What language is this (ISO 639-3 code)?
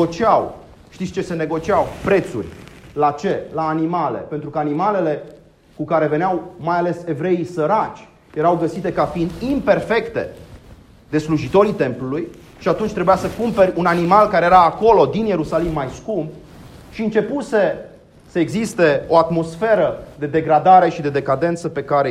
ron